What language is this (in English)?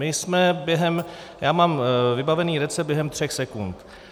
Czech